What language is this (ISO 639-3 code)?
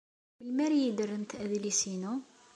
kab